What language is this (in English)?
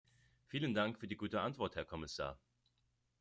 German